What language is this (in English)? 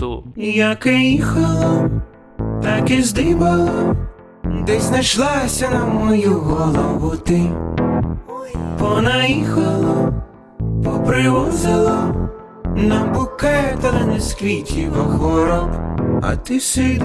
Ukrainian